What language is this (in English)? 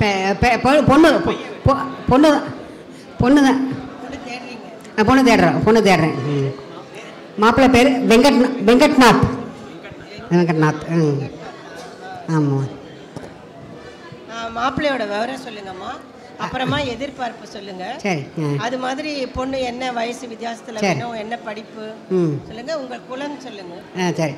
Tamil